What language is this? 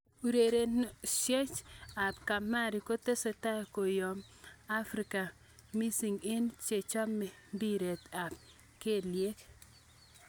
Kalenjin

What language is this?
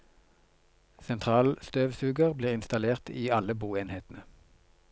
Norwegian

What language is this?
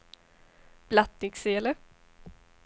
Swedish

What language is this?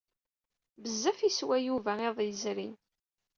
Kabyle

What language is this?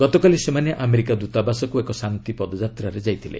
Odia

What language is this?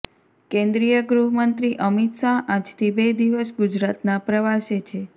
Gujarati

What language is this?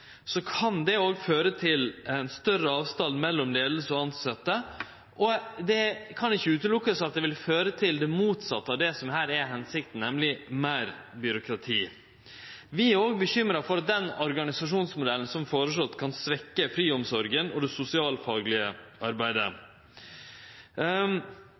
Norwegian Nynorsk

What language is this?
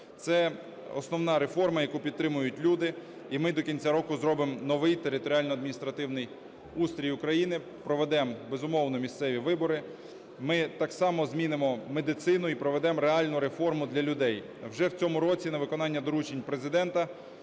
Ukrainian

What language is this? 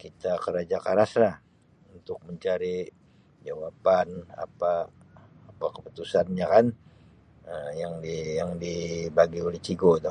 Sabah Malay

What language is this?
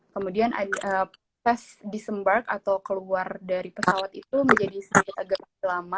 Indonesian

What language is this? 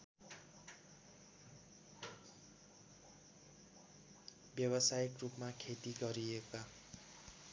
Nepali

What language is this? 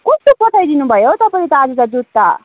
Nepali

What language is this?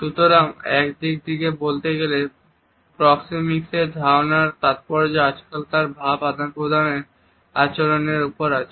Bangla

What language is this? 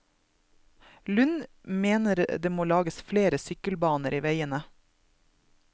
Norwegian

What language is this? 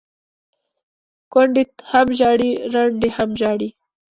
Pashto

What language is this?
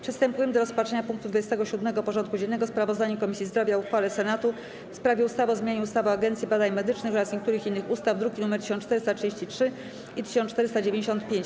Polish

